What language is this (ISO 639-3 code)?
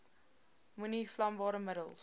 afr